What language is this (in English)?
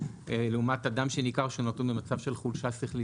Hebrew